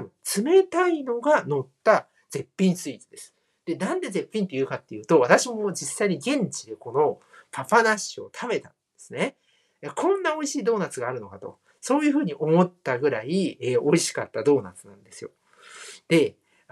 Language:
Japanese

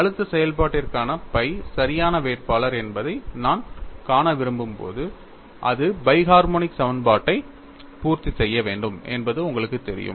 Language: Tamil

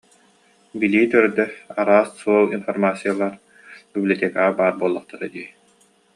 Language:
Yakut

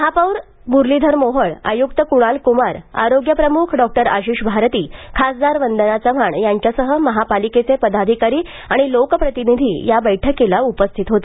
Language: Marathi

